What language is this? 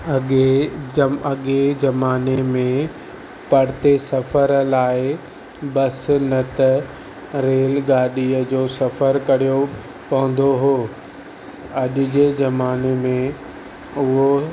Sindhi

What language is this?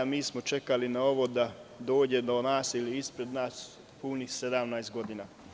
Serbian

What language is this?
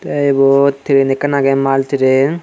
Chakma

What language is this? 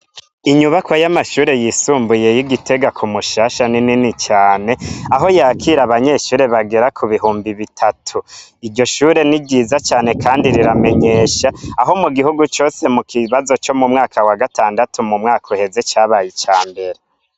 Rundi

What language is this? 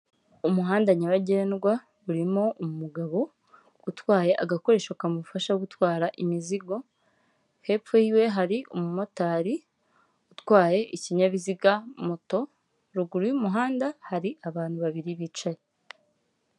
Kinyarwanda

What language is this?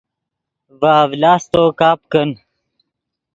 Yidgha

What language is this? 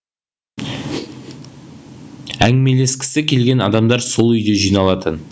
Kazakh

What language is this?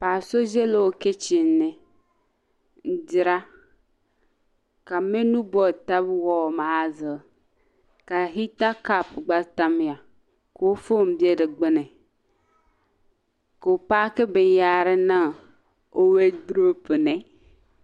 Dagbani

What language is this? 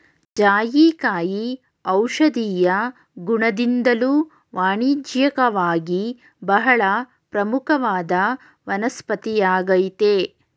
Kannada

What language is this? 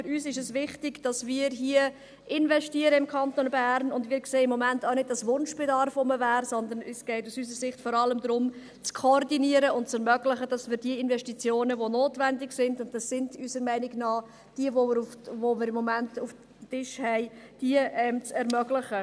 Swiss German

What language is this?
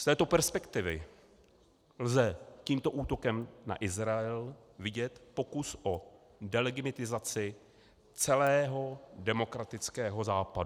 Czech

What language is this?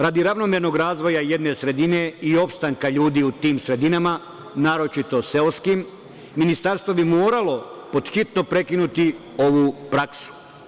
Serbian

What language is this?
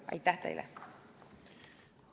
Estonian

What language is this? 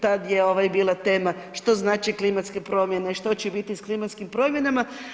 Croatian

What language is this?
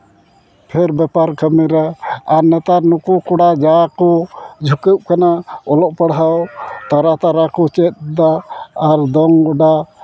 Santali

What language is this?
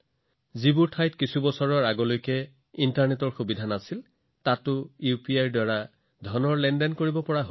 Assamese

